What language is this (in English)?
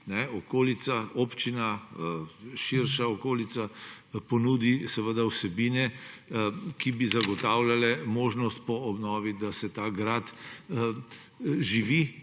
Slovenian